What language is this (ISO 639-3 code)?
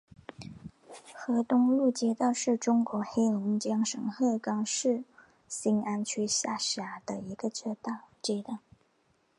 zho